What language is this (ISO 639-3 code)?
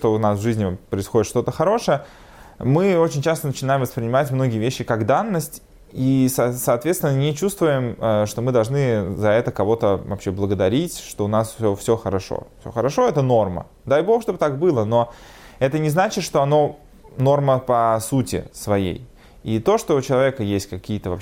rus